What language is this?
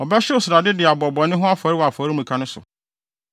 Akan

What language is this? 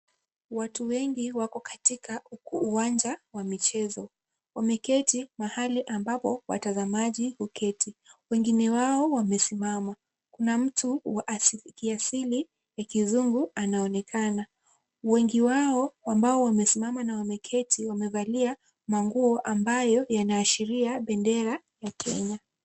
Swahili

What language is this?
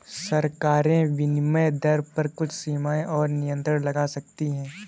Hindi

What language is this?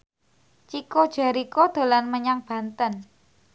Javanese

